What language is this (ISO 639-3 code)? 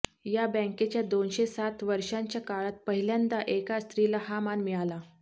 mar